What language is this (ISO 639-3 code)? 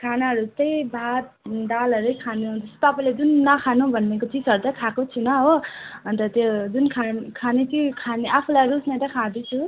nep